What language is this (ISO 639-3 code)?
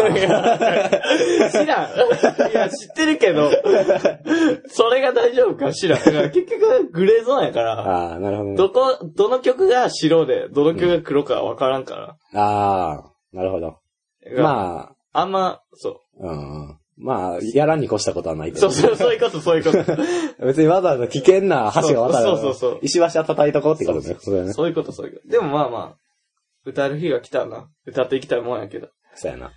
jpn